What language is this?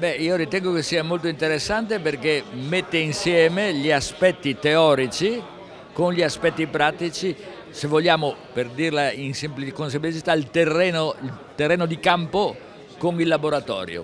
Italian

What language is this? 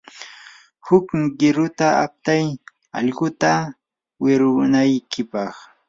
Yanahuanca Pasco Quechua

